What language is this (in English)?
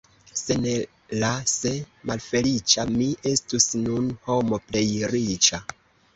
Esperanto